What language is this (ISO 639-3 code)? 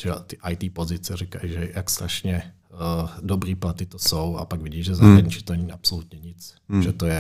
ces